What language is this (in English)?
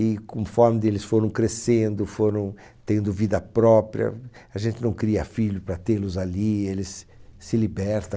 Portuguese